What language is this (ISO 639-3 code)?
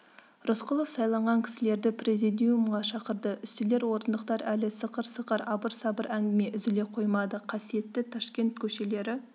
kaz